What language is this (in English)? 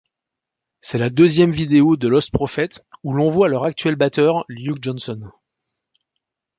French